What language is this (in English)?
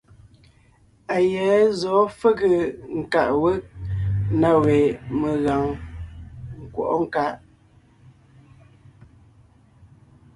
Ngiemboon